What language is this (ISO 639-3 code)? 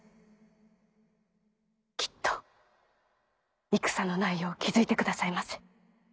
jpn